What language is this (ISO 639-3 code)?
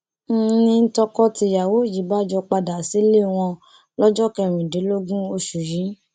yor